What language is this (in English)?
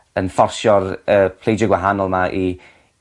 Welsh